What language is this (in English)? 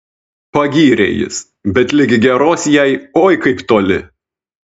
Lithuanian